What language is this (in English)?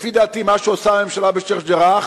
Hebrew